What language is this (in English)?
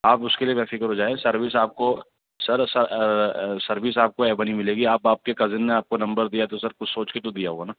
Urdu